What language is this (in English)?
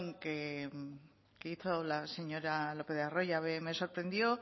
Spanish